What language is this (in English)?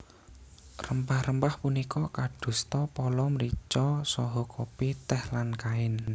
Javanese